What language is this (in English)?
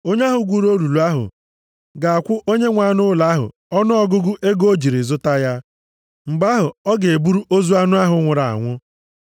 Igbo